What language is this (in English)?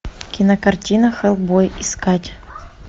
Russian